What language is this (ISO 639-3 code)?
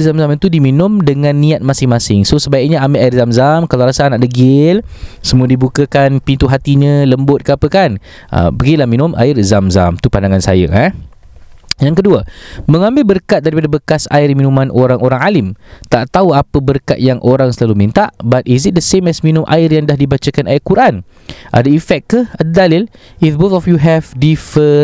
msa